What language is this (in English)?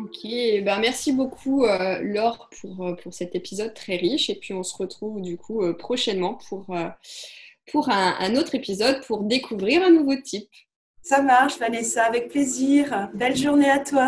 French